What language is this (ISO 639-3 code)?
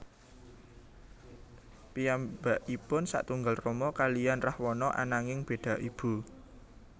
jav